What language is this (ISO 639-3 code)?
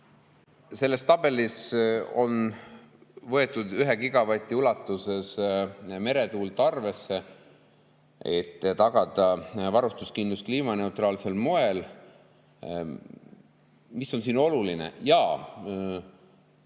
est